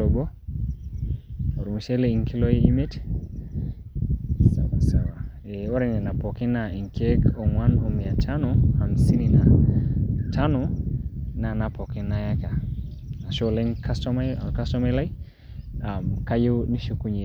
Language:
Masai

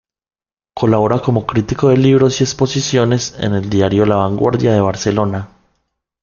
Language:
Spanish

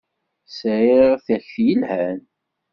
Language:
Kabyle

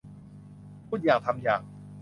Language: Thai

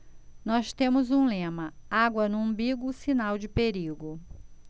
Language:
Portuguese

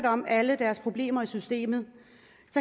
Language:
Danish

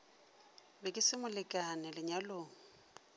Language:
Northern Sotho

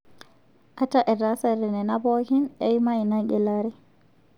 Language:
Masai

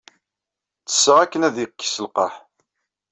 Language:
Kabyle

